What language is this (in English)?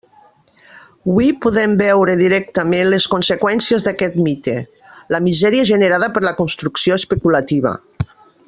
Catalan